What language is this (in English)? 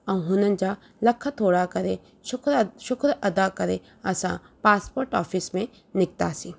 Sindhi